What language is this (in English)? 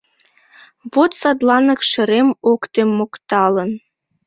Mari